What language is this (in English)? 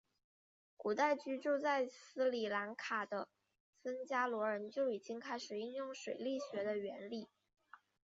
Chinese